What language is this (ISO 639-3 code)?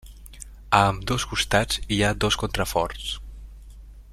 cat